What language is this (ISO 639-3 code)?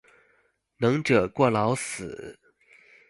zho